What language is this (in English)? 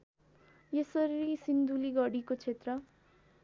Nepali